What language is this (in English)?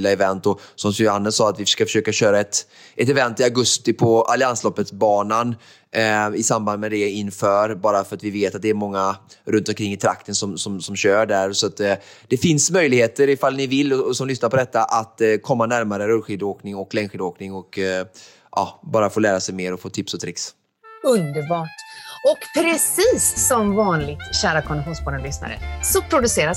Swedish